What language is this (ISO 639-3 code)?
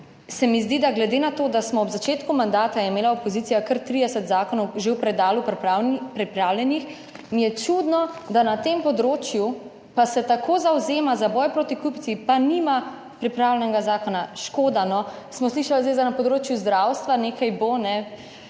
slv